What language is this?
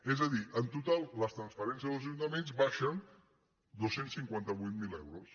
Catalan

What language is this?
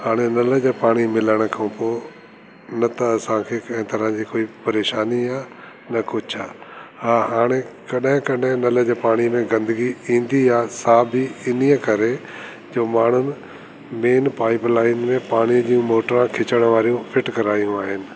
Sindhi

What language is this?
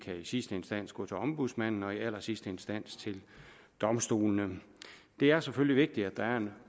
Danish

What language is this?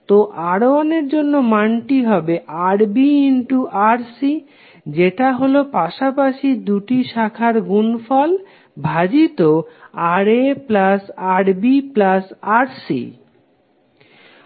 Bangla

